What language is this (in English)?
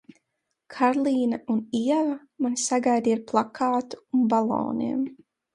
Latvian